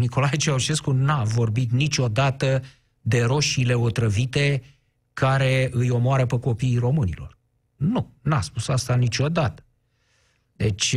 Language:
Romanian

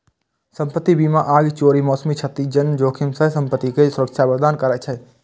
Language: Maithili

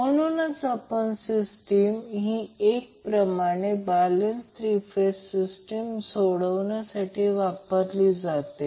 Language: Marathi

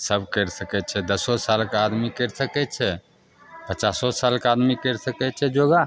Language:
Maithili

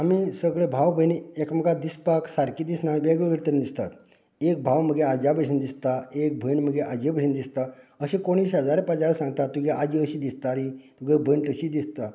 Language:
Konkani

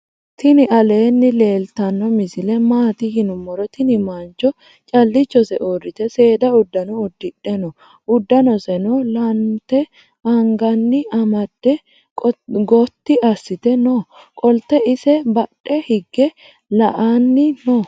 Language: Sidamo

